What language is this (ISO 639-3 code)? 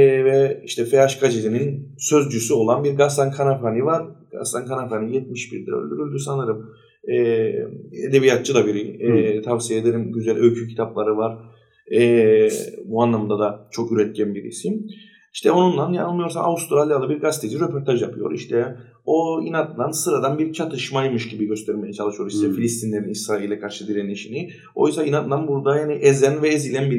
tur